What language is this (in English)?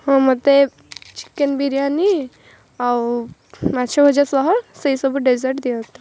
Odia